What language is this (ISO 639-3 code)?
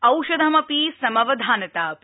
san